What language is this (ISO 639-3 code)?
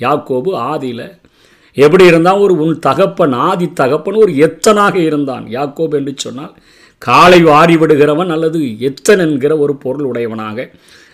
tam